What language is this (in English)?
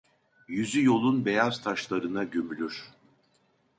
Turkish